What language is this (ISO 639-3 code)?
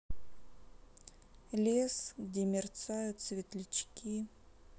rus